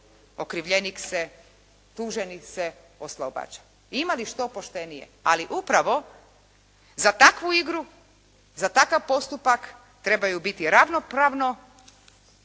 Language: Croatian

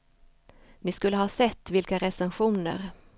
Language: Swedish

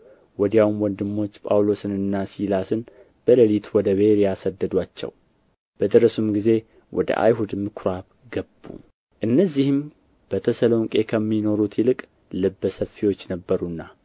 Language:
Amharic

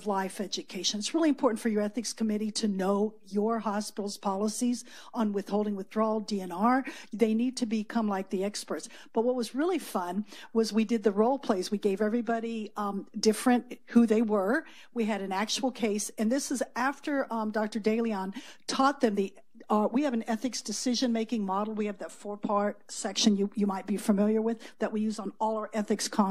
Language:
English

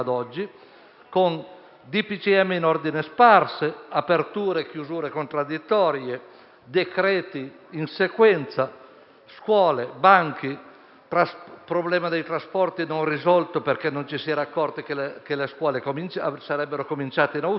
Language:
Italian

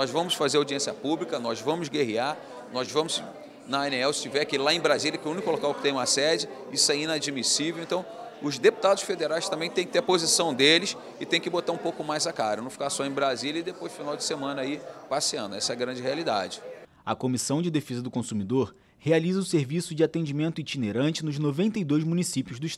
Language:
Portuguese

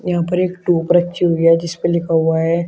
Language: Hindi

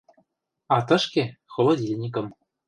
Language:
Mari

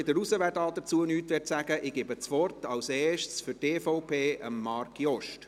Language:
Swiss German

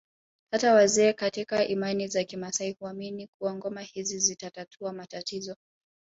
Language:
Swahili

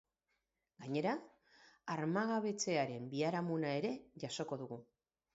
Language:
Basque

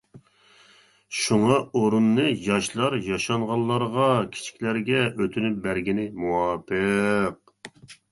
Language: Uyghur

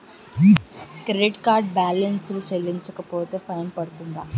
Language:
Telugu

